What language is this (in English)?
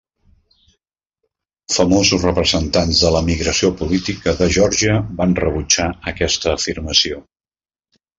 Catalan